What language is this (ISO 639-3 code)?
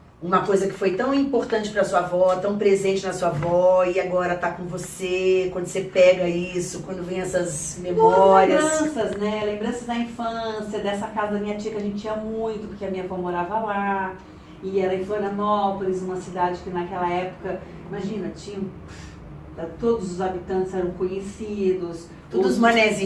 por